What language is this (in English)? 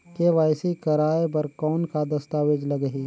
Chhattisgarhi